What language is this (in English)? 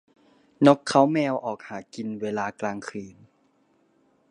Thai